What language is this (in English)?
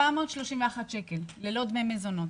Hebrew